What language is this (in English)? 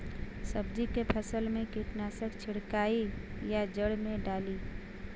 Bhojpuri